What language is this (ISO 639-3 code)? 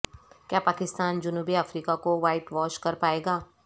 urd